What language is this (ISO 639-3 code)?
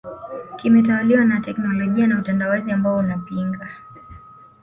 swa